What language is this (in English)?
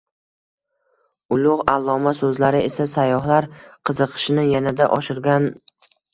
Uzbek